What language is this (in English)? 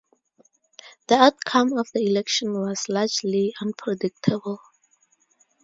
English